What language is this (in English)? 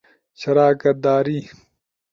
Ushojo